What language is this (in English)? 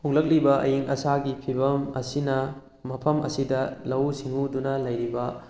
Manipuri